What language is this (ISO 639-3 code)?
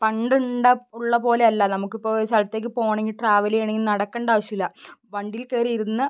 mal